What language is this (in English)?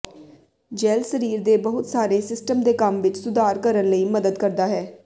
Punjabi